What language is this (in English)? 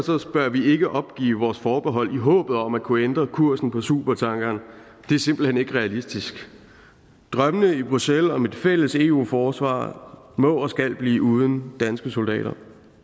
Danish